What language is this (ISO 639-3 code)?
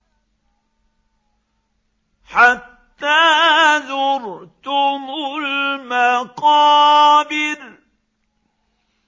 ara